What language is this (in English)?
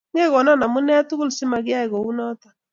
Kalenjin